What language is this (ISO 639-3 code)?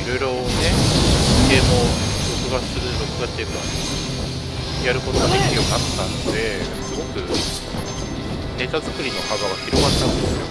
jpn